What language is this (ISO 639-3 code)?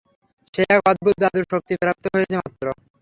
ben